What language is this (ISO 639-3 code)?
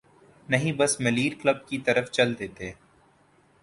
urd